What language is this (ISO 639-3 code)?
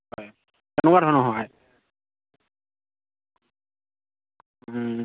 asm